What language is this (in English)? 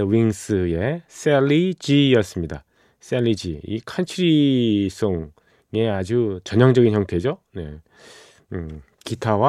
Korean